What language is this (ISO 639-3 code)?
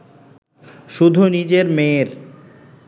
ben